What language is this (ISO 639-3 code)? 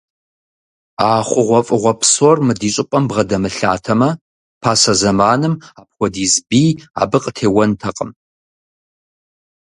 kbd